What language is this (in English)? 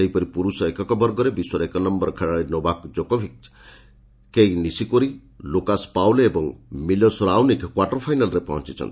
Odia